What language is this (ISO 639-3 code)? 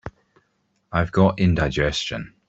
eng